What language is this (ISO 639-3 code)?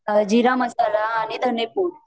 mar